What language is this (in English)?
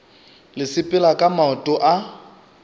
Northern Sotho